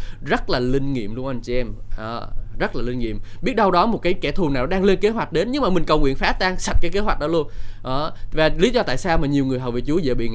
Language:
Vietnamese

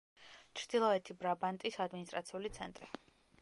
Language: Georgian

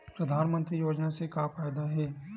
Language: Chhattisgarhi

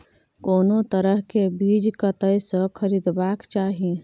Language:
Maithili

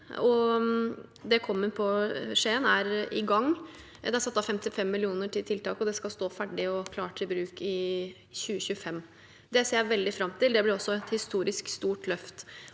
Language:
Norwegian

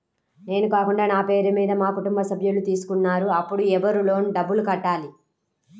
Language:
Telugu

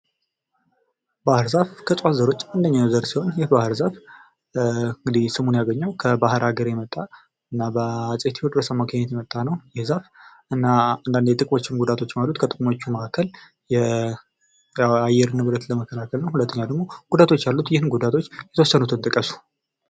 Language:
Amharic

